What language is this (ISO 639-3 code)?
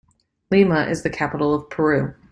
eng